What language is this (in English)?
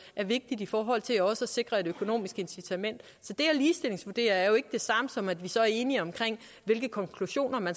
Danish